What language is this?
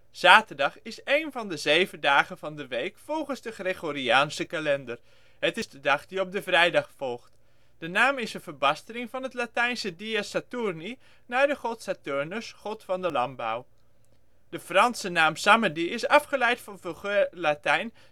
Dutch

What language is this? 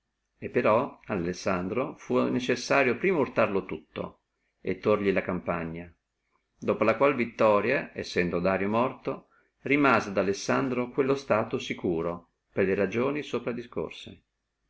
Italian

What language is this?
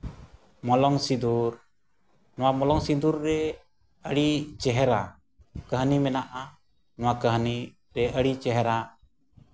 Santali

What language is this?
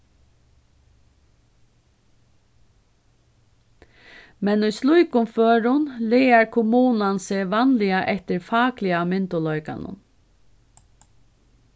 Faroese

